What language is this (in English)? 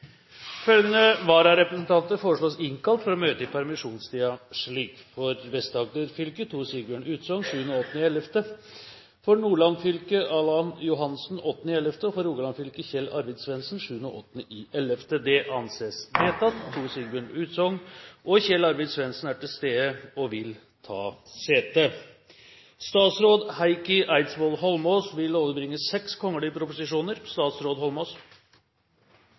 Norwegian Bokmål